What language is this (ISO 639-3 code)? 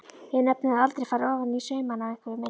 isl